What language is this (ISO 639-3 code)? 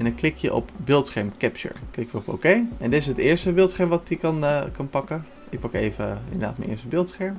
nld